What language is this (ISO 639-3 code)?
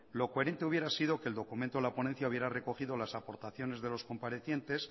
spa